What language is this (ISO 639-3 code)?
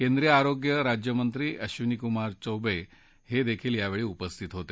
mar